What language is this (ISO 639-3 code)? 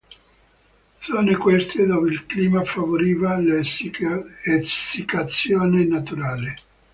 ita